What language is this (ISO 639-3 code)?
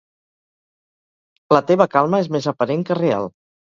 cat